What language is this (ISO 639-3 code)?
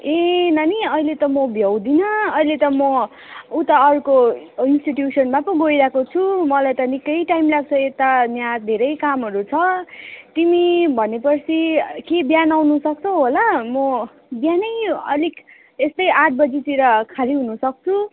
nep